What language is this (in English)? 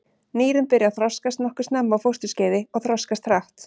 Icelandic